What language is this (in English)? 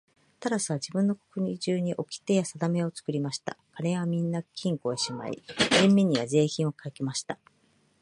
Japanese